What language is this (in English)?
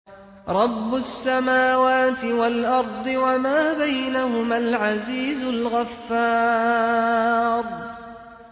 Arabic